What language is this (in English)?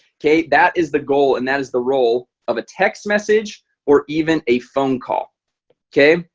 English